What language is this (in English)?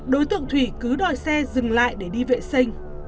Vietnamese